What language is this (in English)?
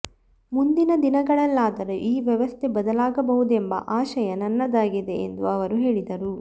Kannada